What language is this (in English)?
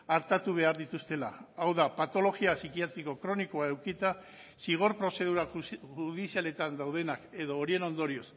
Basque